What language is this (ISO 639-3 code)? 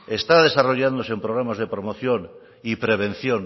spa